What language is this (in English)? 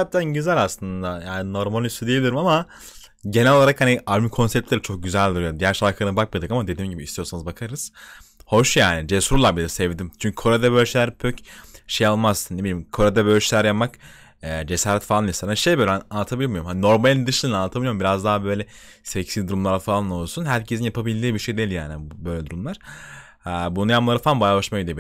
Turkish